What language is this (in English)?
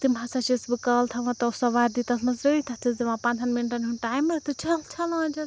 Kashmiri